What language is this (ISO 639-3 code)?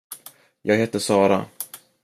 swe